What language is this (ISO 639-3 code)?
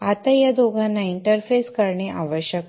mar